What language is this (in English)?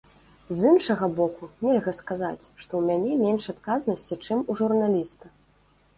Belarusian